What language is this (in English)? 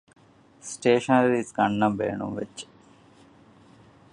Divehi